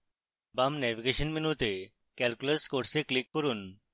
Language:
Bangla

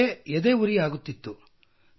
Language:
Kannada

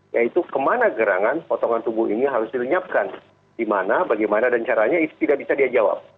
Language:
Indonesian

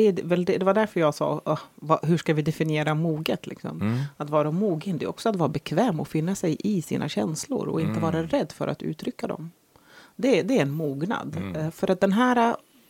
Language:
Swedish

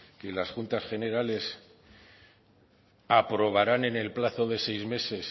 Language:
Spanish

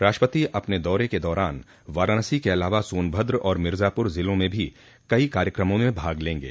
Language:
Hindi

